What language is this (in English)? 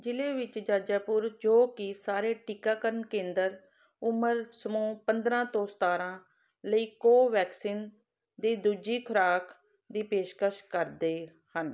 Punjabi